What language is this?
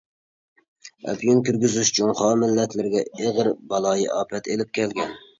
Uyghur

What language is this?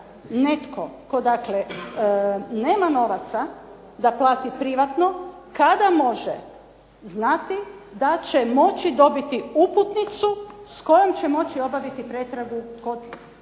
Croatian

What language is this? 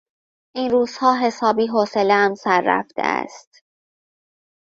Persian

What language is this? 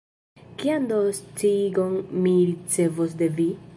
Esperanto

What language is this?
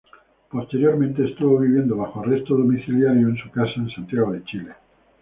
Spanish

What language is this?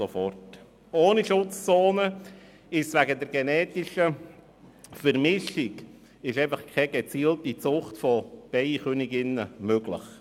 Swiss German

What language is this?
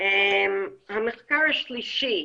Hebrew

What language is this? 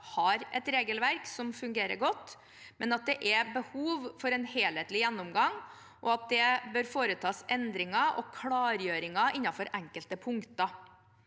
Norwegian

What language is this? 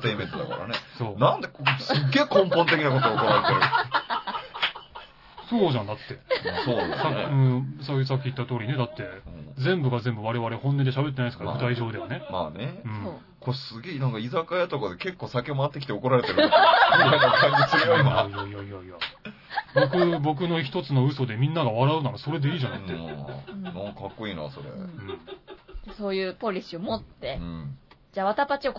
Japanese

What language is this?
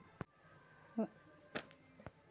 Telugu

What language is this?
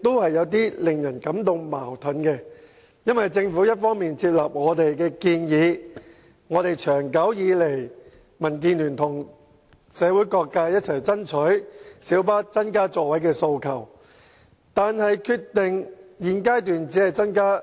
Cantonese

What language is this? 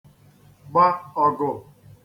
Igbo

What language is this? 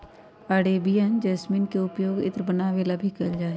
Magahi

